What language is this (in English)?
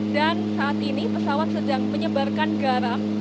Indonesian